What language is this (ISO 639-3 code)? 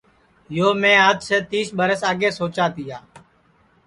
ssi